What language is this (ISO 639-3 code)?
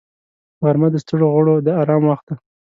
pus